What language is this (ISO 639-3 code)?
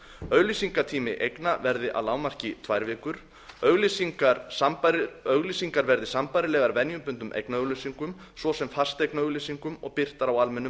isl